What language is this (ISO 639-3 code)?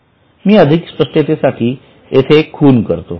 mar